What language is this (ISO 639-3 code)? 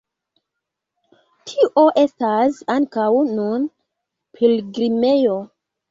epo